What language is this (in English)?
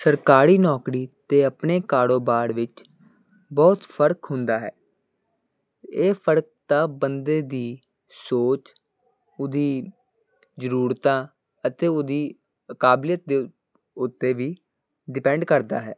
Punjabi